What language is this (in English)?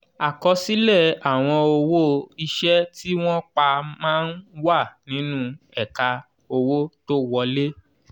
Yoruba